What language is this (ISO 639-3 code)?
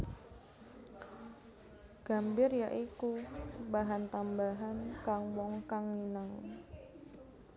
jav